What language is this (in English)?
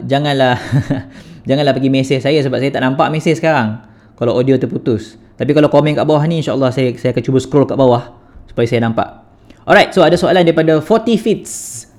Malay